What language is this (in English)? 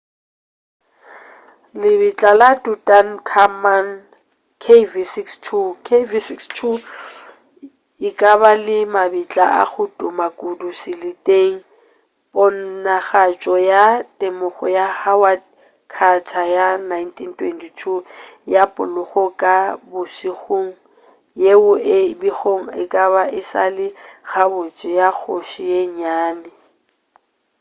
Northern Sotho